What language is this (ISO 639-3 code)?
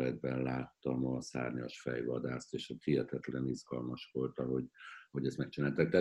hun